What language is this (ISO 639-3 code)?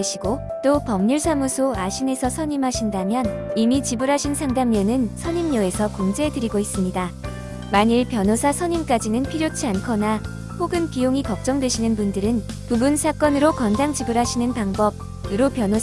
kor